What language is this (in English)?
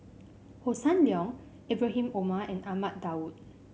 English